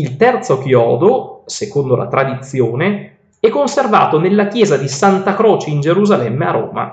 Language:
Italian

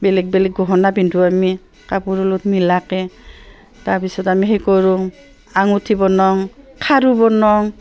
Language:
Assamese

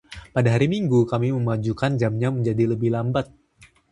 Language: Indonesian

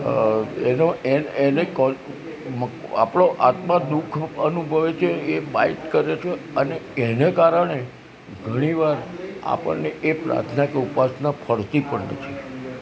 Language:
Gujarati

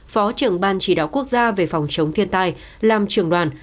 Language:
Vietnamese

